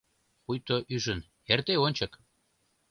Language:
Mari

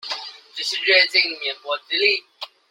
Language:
Chinese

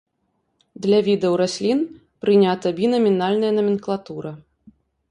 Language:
Belarusian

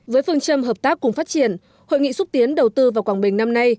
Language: Vietnamese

